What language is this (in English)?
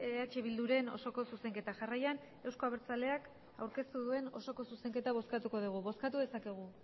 Basque